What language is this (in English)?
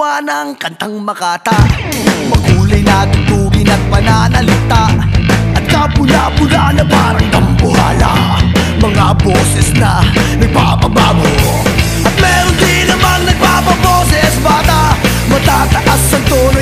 Thai